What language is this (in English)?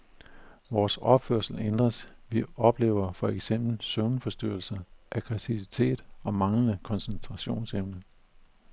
Danish